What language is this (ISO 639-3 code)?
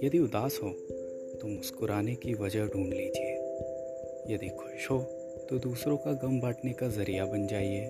hin